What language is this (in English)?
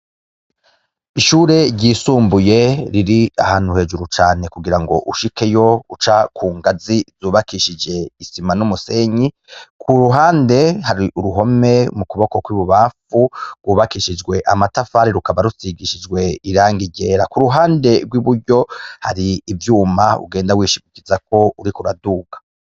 Rundi